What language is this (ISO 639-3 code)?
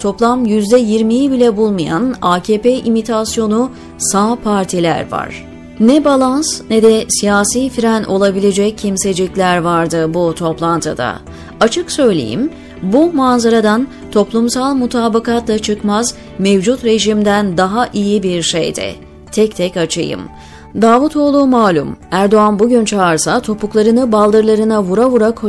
tur